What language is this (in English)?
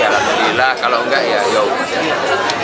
Indonesian